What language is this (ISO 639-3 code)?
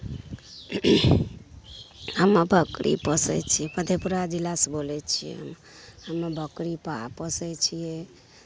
mai